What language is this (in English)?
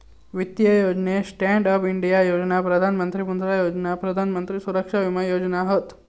Marathi